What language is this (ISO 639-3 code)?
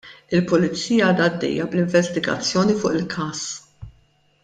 mlt